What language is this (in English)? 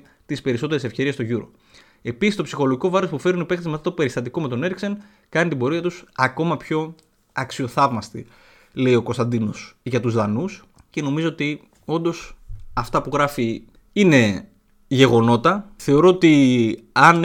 Greek